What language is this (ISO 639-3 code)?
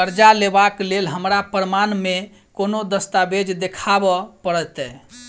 mai